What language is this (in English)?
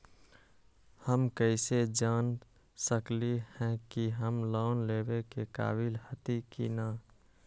Magahi